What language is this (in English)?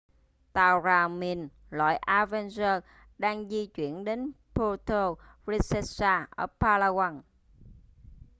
Vietnamese